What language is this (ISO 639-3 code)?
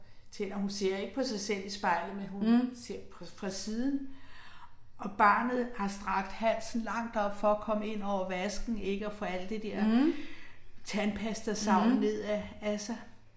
dan